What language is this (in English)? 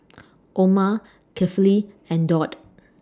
English